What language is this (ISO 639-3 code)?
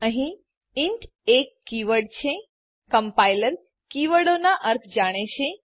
guj